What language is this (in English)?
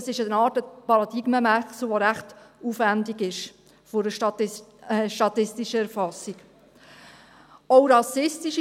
Swiss German